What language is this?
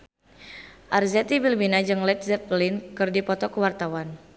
Sundanese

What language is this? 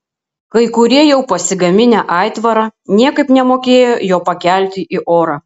Lithuanian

